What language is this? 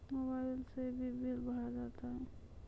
Maithili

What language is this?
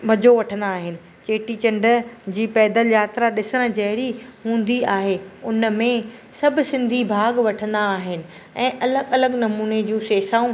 Sindhi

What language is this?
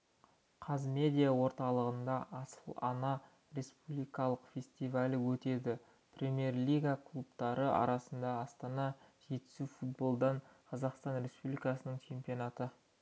Kazakh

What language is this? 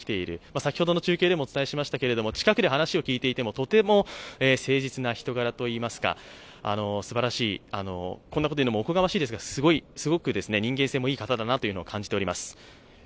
Japanese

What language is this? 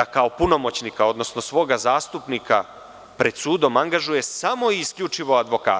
Serbian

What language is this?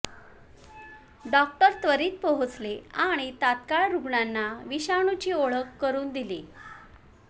Marathi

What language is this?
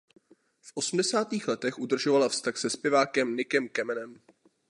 Czech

